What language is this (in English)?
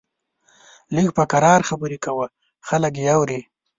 Pashto